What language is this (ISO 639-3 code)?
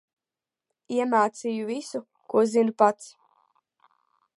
lav